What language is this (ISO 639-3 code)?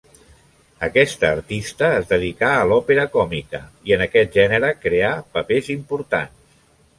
cat